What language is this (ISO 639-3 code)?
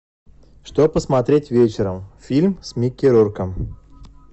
rus